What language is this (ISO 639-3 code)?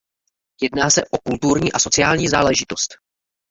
ces